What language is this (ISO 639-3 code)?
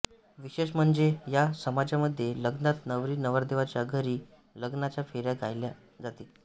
mar